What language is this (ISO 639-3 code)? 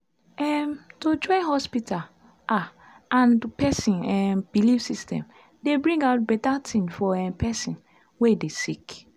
pcm